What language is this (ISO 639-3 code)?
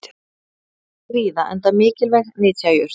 isl